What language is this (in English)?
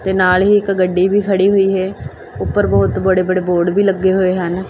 Punjabi